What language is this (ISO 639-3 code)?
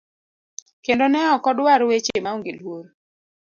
luo